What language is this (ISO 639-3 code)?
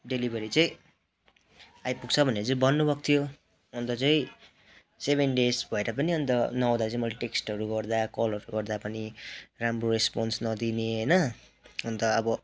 nep